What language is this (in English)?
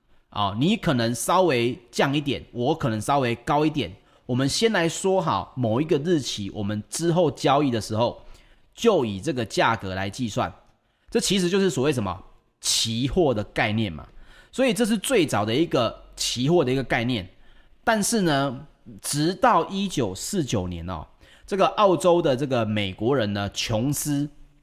Chinese